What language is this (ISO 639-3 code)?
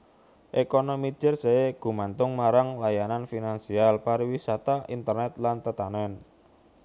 jav